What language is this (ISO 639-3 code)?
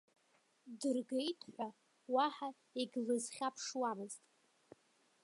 abk